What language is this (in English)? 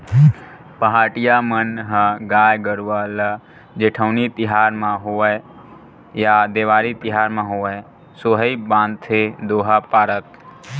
Chhattisgarhi